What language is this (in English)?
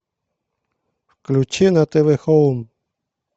Russian